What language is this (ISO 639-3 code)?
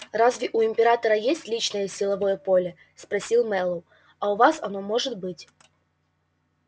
rus